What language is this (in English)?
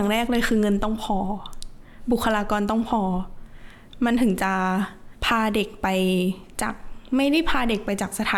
Thai